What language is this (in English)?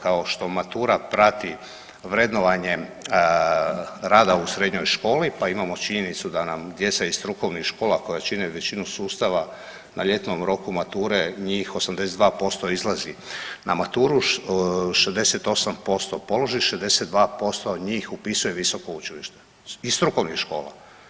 Croatian